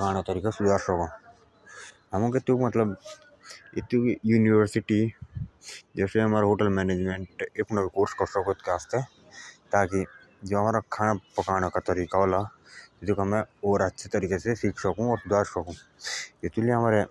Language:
Jaunsari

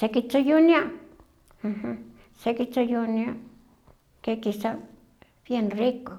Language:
Huaxcaleca Nahuatl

